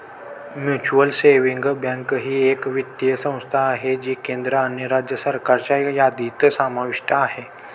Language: Marathi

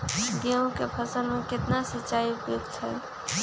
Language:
Magahi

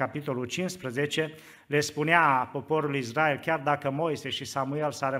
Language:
Romanian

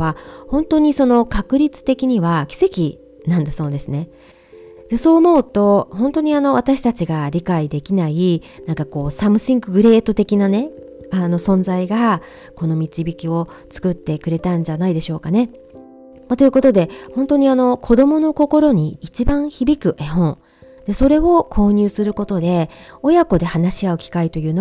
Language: Japanese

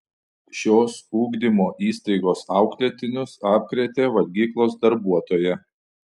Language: Lithuanian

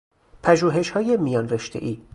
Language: Persian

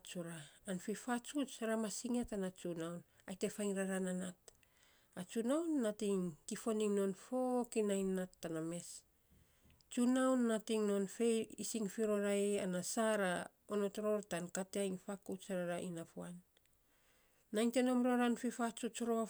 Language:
Saposa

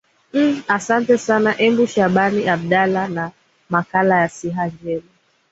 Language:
Swahili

